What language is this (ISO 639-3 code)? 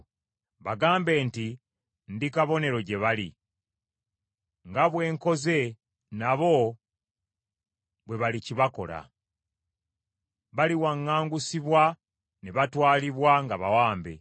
lug